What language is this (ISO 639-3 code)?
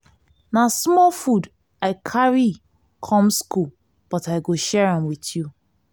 pcm